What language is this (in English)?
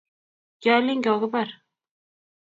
Kalenjin